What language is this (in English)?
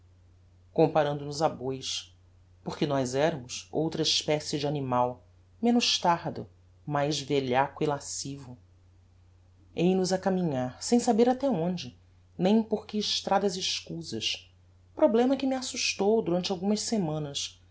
Portuguese